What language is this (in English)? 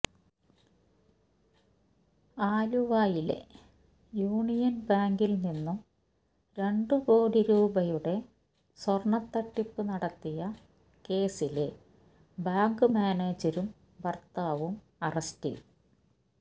Malayalam